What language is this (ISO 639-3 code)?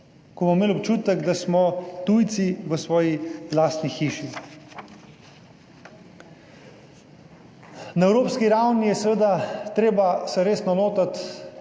slv